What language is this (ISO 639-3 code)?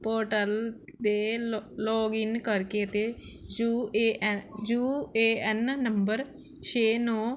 pan